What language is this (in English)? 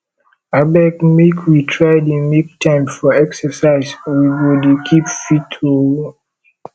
Nigerian Pidgin